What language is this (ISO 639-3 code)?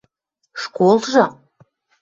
mrj